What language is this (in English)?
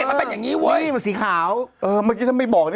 Thai